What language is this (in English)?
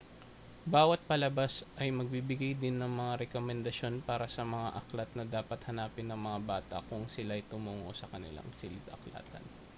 Filipino